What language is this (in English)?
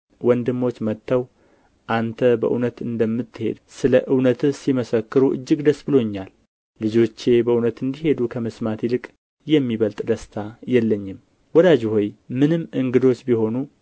Amharic